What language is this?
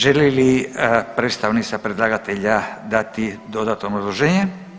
Croatian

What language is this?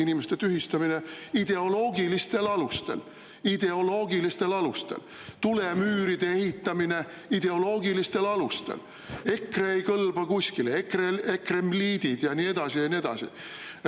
Estonian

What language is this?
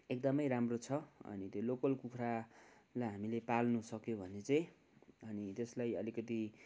Nepali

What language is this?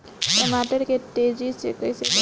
Bhojpuri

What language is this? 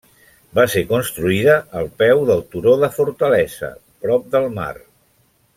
Catalan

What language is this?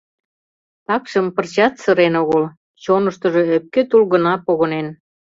Mari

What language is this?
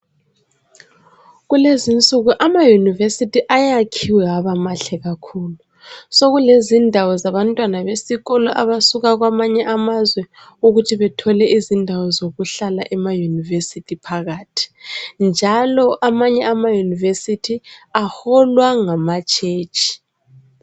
North Ndebele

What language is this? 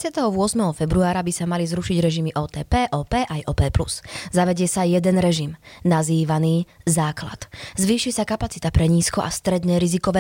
Slovak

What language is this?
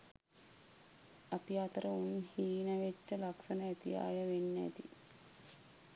Sinhala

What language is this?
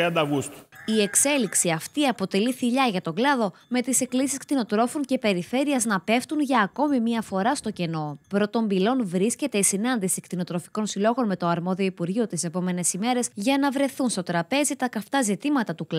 Greek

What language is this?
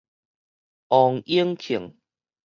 Min Nan Chinese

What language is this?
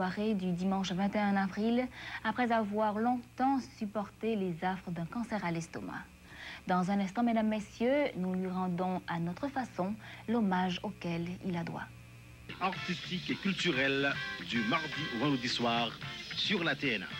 French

